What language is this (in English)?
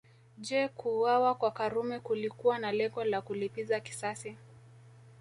Swahili